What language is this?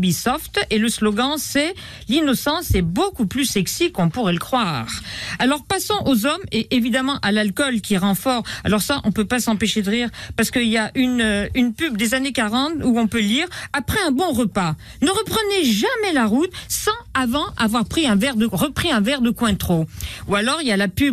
French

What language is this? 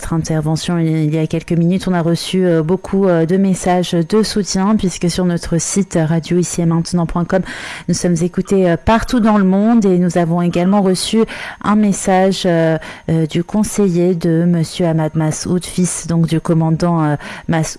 French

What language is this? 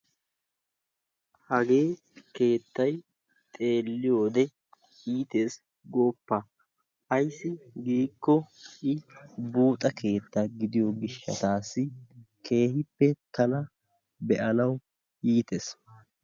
Wolaytta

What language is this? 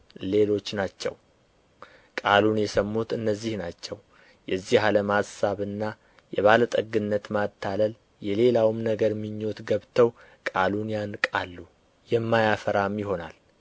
Amharic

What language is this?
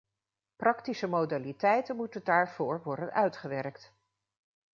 Dutch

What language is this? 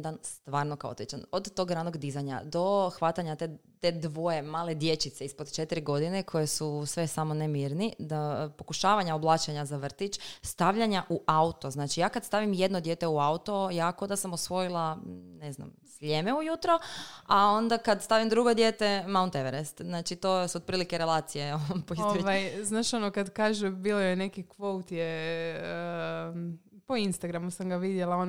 Croatian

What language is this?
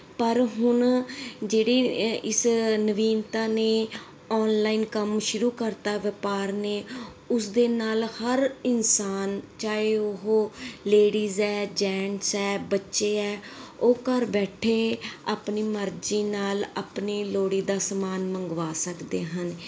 Punjabi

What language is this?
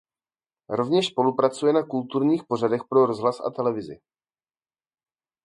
Czech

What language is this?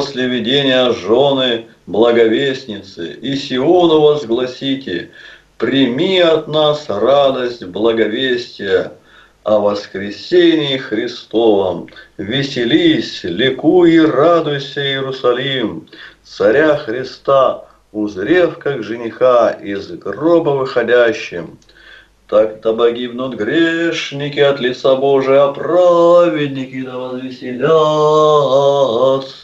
Russian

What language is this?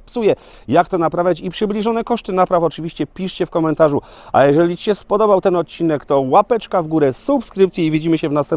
Polish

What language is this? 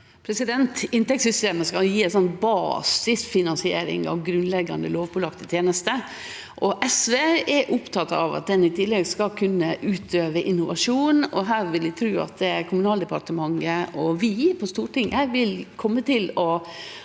Norwegian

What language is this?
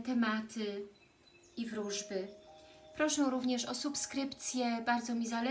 Polish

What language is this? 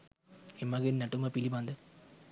Sinhala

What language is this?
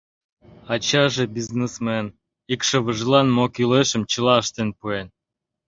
Mari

